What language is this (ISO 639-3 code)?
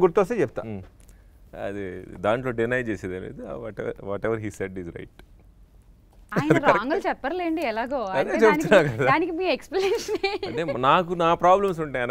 tel